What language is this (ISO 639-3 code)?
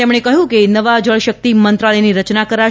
guj